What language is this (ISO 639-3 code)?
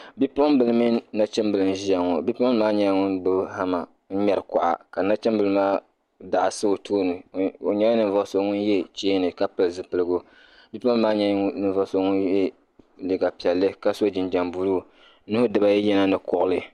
dag